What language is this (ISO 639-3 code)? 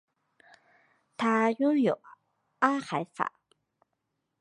zho